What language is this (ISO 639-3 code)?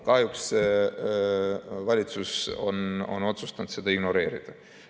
est